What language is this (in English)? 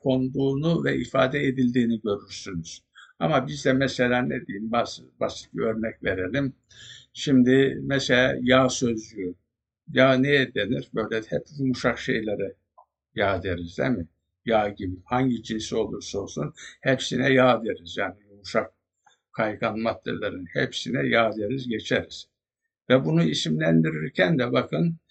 Turkish